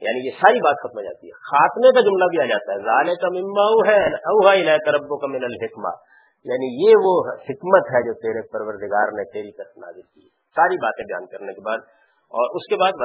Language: Urdu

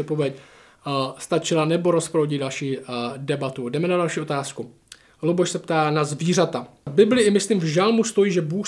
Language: Czech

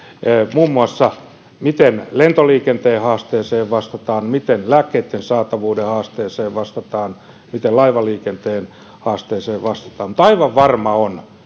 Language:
Finnish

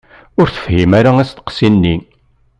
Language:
Kabyle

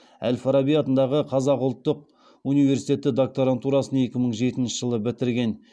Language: Kazakh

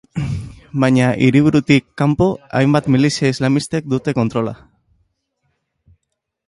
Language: Basque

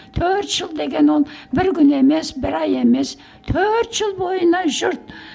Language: Kazakh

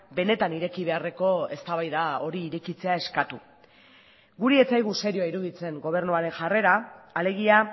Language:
Basque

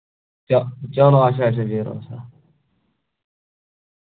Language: Kashmiri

